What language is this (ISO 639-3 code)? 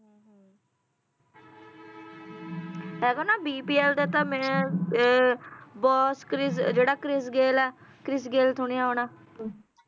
pan